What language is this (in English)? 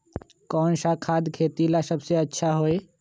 Magahi